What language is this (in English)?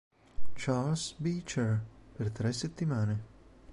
Italian